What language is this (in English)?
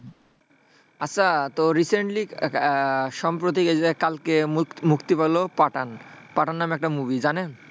Bangla